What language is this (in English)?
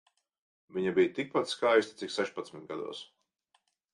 Latvian